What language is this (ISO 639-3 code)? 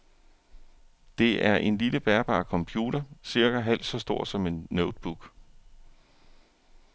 dan